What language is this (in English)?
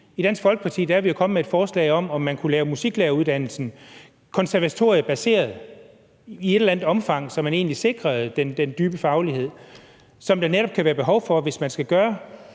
Danish